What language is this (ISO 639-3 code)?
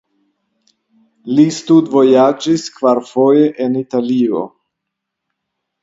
epo